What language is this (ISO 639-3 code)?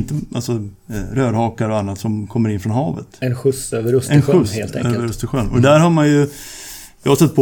swe